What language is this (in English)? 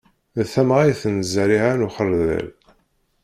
Kabyle